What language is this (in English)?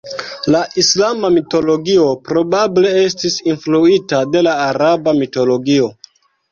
Esperanto